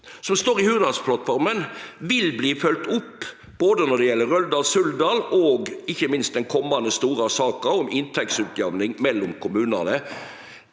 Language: Norwegian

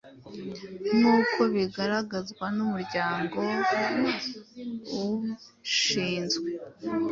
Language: Kinyarwanda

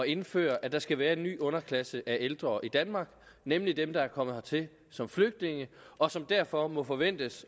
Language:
Danish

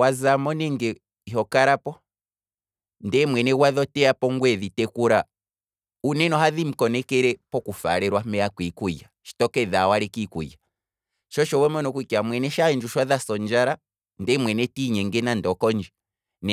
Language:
Kwambi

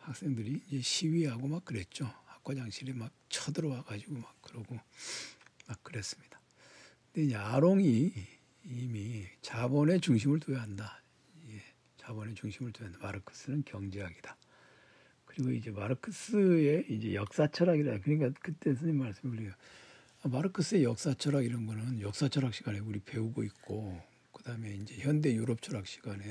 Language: Korean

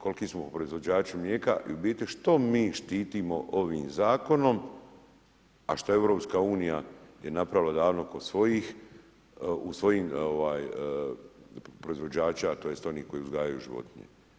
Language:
Croatian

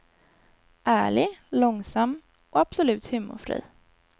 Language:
Swedish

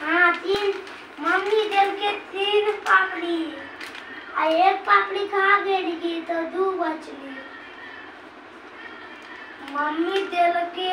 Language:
Hindi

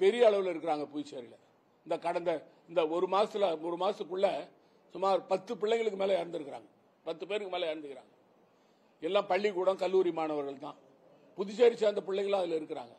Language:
Tamil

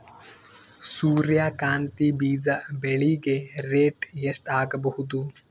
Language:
Kannada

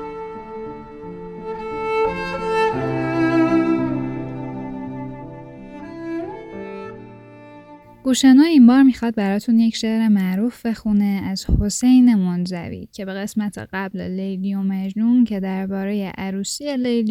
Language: Persian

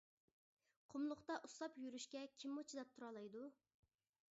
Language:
Uyghur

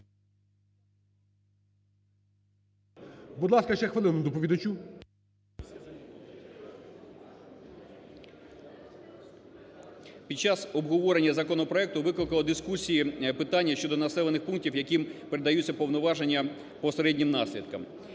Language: Ukrainian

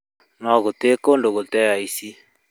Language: Kikuyu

